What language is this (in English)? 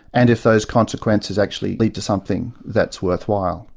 English